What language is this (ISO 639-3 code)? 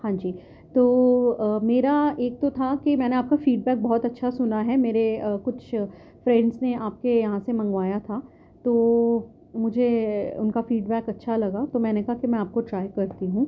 urd